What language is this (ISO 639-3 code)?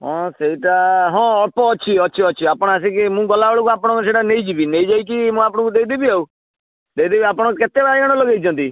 ori